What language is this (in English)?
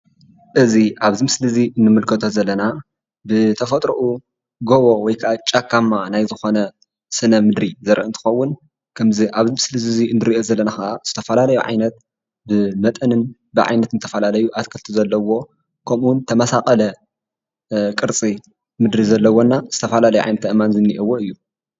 Tigrinya